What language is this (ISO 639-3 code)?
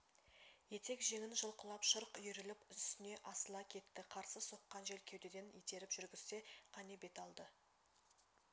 kaz